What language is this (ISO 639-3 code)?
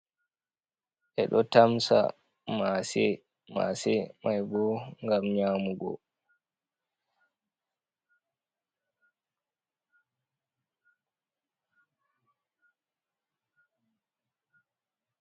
ful